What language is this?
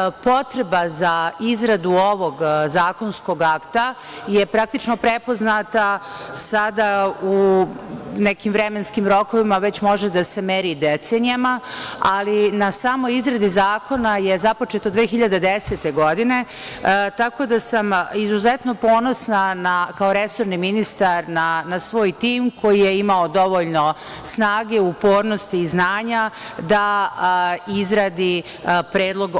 Serbian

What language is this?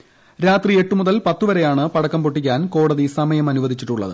Malayalam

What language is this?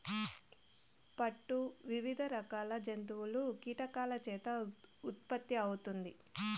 Telugu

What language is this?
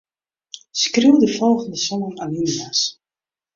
Western Frisian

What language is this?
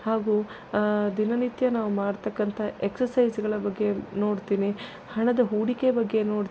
Kannada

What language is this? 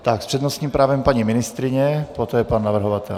Czech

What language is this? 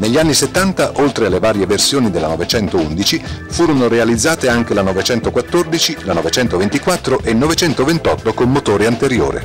Italian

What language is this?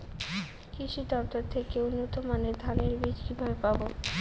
Bangla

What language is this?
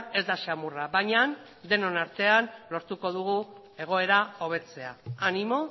Basque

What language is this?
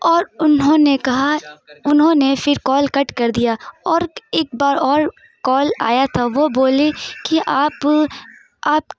Urdu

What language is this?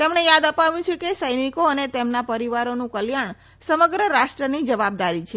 Gujarati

